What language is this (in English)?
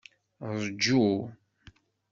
Kabyle